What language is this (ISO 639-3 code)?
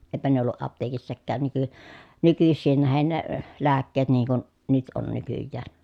fin